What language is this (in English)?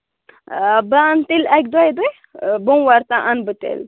Kashmiri